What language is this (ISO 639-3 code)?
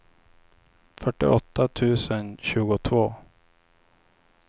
swe